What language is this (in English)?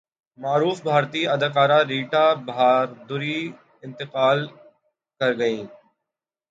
Urdu